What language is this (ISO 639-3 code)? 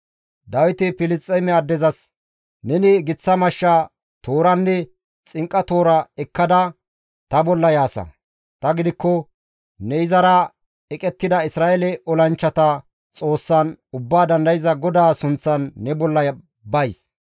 gmv